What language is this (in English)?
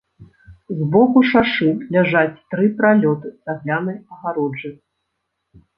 Belarusian